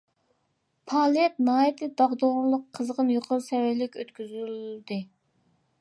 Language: Uyghur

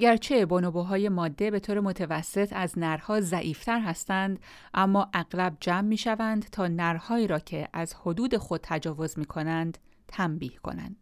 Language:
Persian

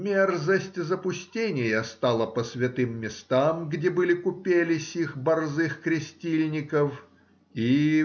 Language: Russian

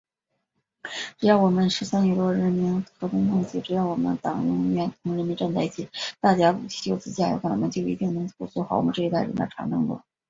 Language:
Chinese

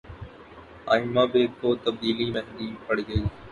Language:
Urdu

